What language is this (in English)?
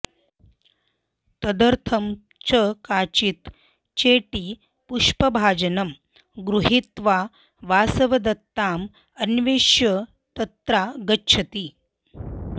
Sanskrit